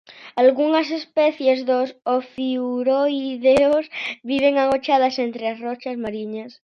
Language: Galician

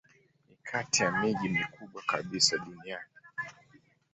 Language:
Swahili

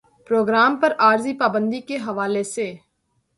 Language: Urdu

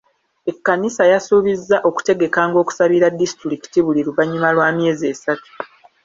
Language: Ganda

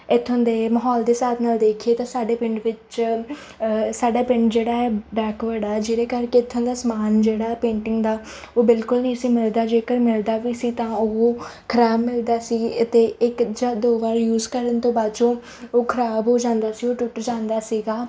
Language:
Punjabi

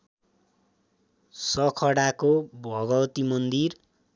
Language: Nepali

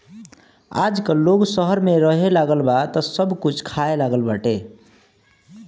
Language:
Bhojpuri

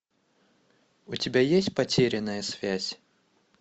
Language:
Russian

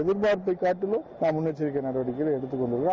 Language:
Tamil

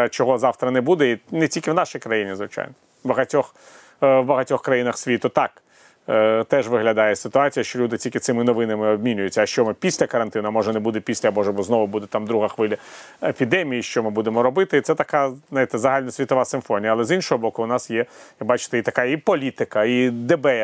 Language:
Ukrainian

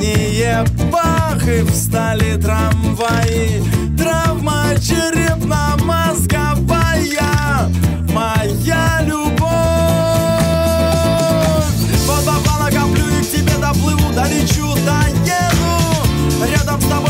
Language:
Ukrainian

